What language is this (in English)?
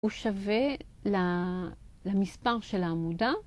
Hebrew